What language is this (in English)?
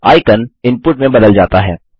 Hindi